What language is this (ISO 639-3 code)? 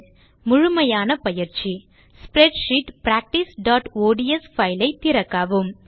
tam